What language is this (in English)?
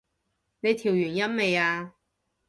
Cantonese